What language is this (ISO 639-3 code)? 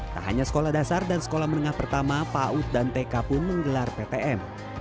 ind